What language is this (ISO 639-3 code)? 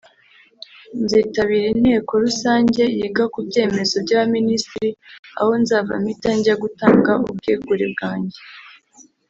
kin